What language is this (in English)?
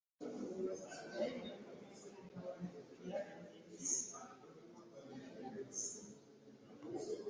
Ganda